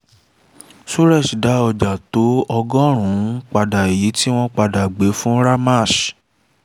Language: Yoruba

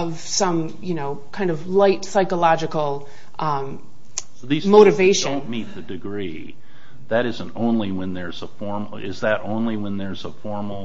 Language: English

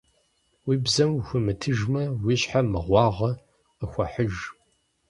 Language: Kabardian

